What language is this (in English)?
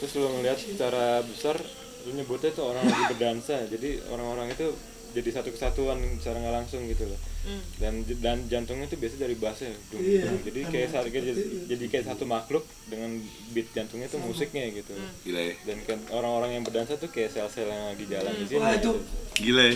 Indonesian